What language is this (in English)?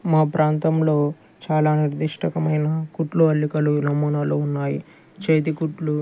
Telugu